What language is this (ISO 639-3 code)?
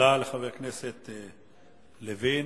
heb